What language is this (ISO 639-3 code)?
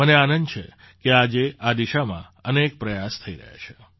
guj